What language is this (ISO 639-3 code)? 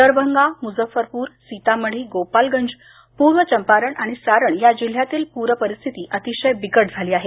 mar